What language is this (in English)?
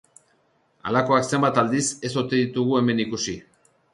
Basque